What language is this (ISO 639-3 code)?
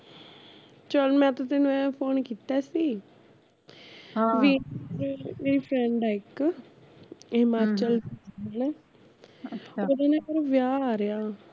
pan